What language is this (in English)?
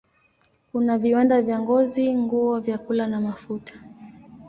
Swahili